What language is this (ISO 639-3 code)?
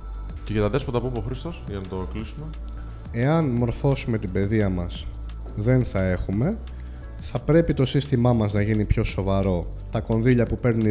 ell